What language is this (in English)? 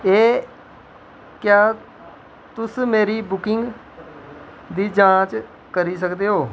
Dogri